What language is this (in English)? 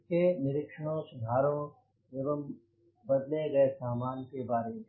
Hindi